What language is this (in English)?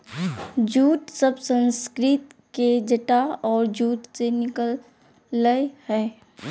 Magahi